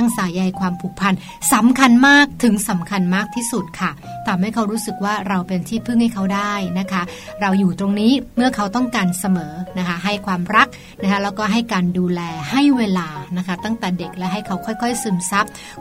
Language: Thai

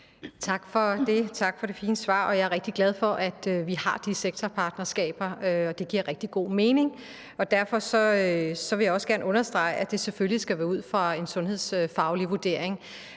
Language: Danish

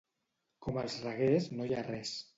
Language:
Catalan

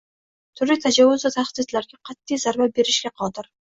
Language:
Uzbek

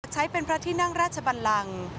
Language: Thai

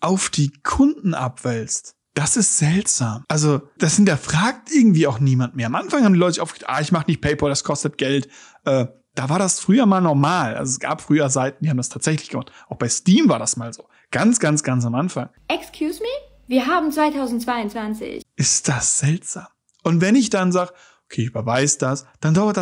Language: German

